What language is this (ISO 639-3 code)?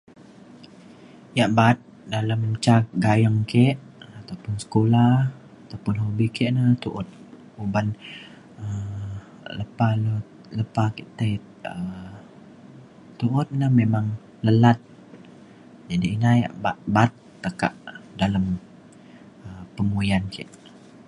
xkl